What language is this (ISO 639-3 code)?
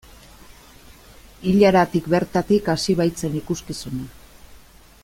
eus